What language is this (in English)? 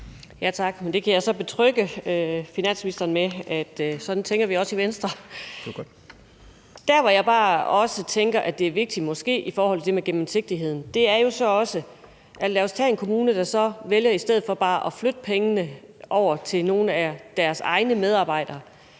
Danish